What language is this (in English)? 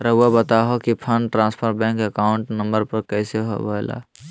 Magahi